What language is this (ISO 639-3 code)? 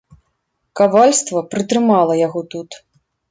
bel